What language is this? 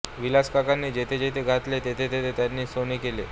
Marathi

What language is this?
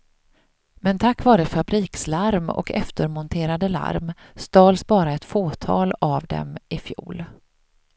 Swedish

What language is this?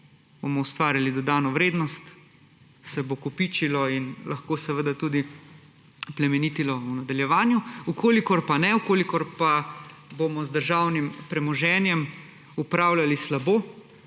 Slovenian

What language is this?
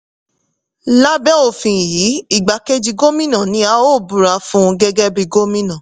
Yoruba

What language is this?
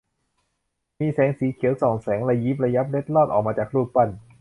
Thai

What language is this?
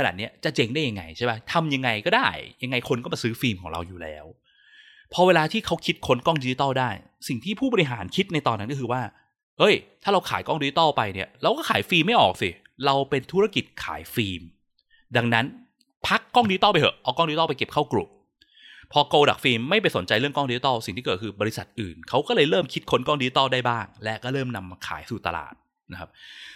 Thai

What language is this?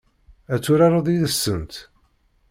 Kabyle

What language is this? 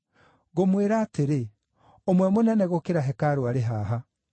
Kikuyu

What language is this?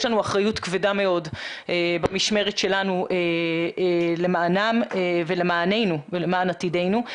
Hebrew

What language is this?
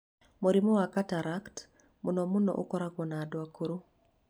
Kikuyu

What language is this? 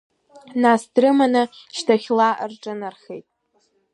Abkhazian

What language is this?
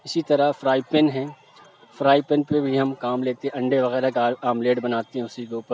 Urdu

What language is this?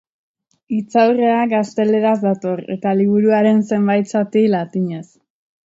Basque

